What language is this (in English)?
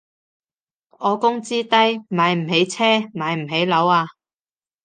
Cantonese